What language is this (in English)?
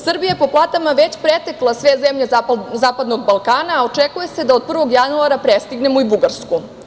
Serbian